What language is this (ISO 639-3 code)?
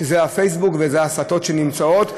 heb